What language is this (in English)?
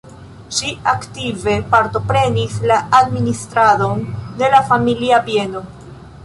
Esperanto